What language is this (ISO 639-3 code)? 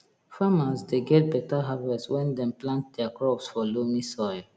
pcm